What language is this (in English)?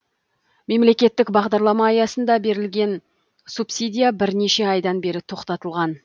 Kazakh